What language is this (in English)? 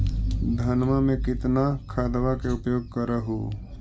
Magahi